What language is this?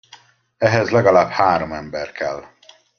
Hungarian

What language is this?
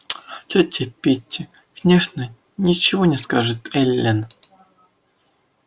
Russian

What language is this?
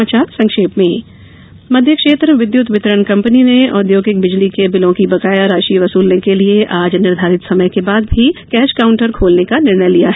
Hindi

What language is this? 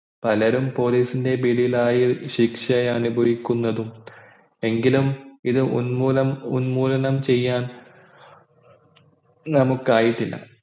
Malayalam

